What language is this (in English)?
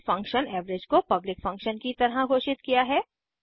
Hindi